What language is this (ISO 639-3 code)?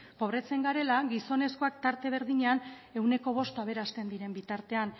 eus